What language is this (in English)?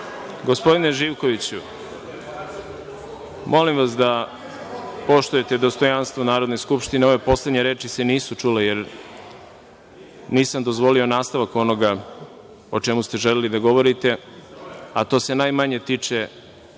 Serbian